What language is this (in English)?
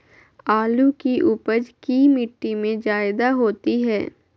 Magahi